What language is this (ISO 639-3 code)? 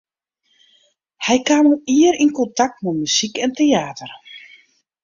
fry